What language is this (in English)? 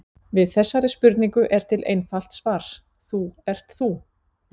Icelandic